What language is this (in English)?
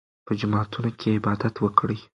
Pashto